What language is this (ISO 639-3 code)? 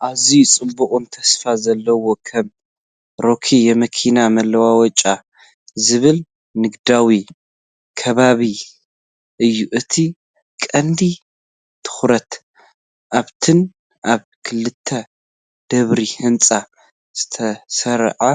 tir